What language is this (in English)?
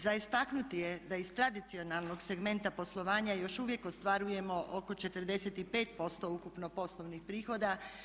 Croatian